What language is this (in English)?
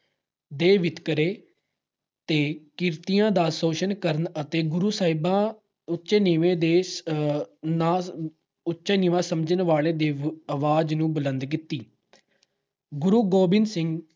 Punjabi